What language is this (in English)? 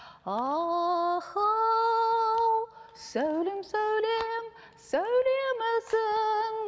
Kazakh